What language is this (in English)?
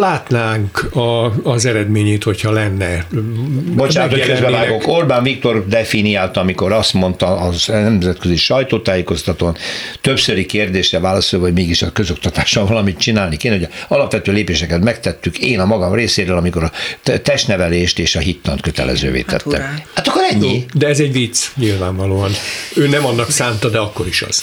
Hungarian